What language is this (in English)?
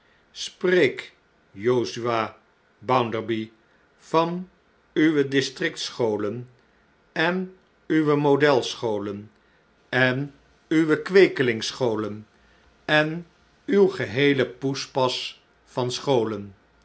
Dutch